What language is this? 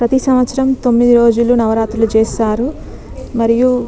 Telugu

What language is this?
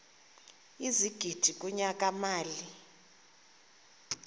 Xhosa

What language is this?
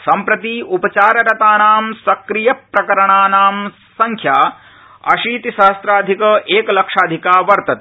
Sanskrit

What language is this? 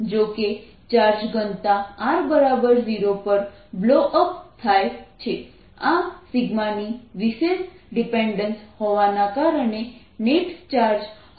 Gujarati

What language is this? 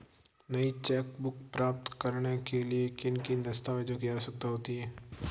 Hindi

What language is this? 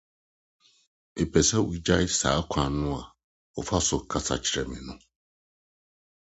Akan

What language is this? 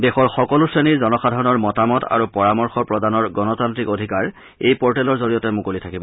Assamese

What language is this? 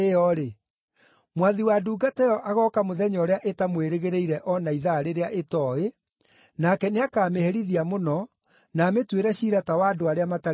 Kikuyu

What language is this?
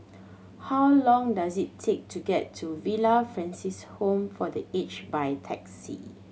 English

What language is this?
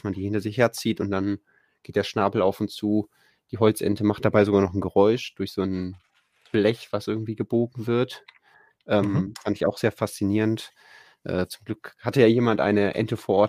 German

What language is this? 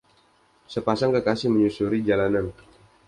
Indonesian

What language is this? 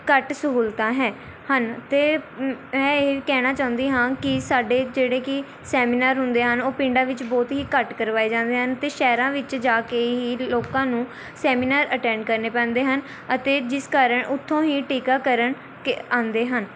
Punjabi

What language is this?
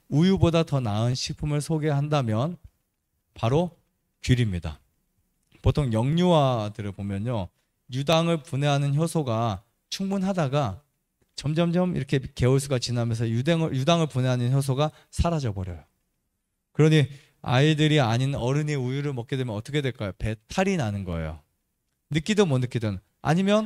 Korean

